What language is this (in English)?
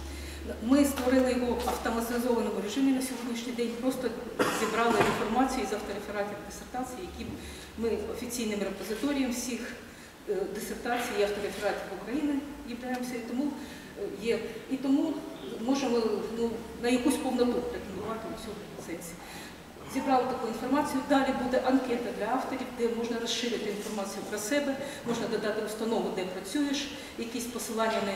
Ukrainian